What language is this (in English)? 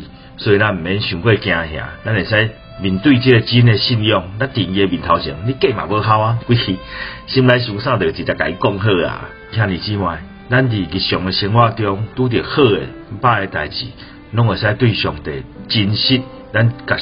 Chinese